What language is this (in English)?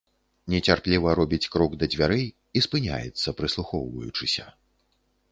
Belarusian